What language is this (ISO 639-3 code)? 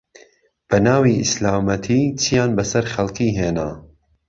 ckb